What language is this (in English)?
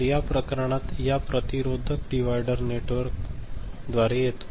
Marathi